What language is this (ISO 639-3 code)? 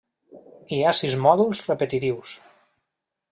cat